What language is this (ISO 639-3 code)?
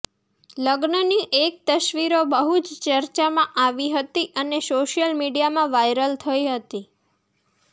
guj